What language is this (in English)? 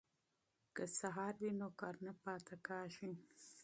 Pashto